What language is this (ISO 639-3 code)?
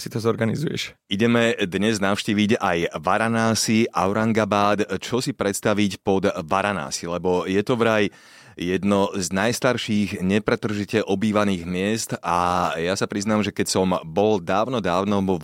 slk